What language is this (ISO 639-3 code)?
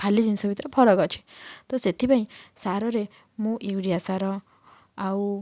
ori